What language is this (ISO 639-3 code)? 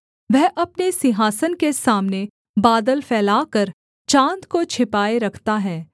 hin